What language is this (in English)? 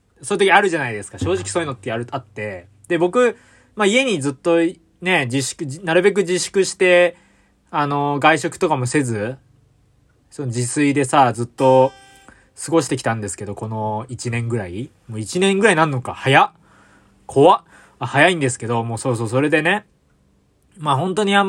Japanese